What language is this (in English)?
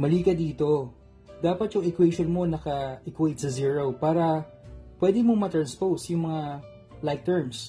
Filipino